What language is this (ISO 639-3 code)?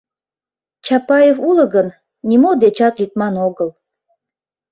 chm